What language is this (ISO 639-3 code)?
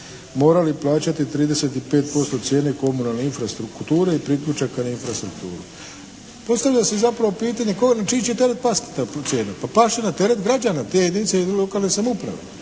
hrv